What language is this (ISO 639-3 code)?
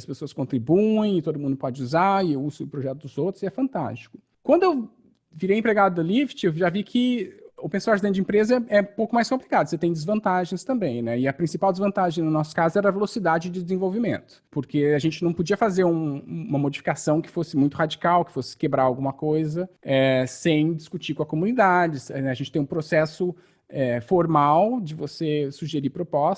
por